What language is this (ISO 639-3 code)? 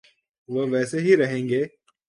urd